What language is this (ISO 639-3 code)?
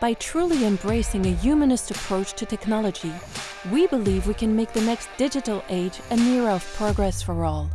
eng